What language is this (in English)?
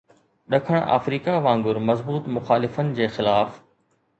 Sindhi